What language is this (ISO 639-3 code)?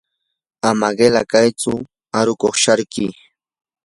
qur